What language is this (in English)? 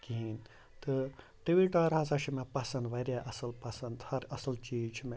Kashmiri